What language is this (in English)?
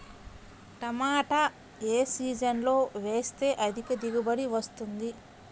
Telugu